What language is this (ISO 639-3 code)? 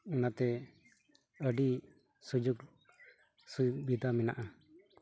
sat